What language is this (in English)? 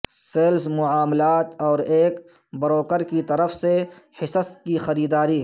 Urdu